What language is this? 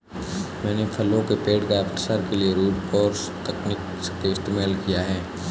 Hindi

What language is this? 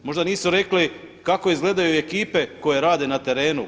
Croatian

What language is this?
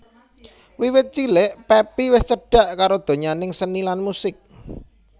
Javanese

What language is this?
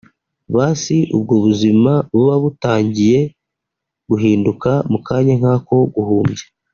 Kinyarwanda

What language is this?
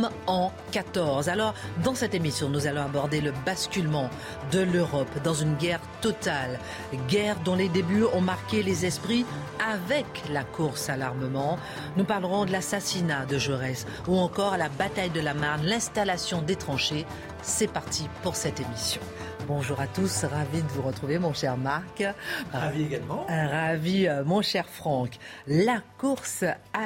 French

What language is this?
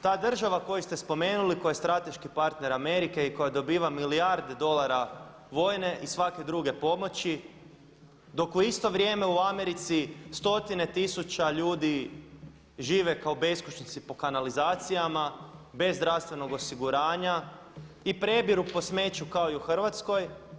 Croatian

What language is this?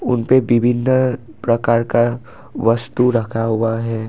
Hindi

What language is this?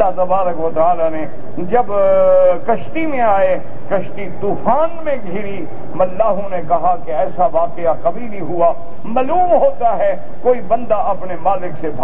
Arabic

